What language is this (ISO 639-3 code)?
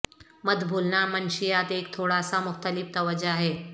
urd